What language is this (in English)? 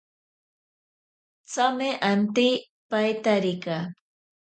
Ashéninka Perené